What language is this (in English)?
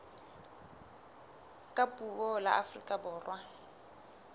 Southern Sotho